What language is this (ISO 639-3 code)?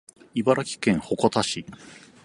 jpn